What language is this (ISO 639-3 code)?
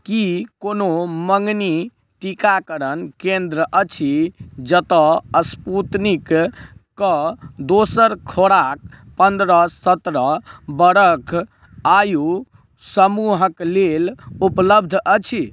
mai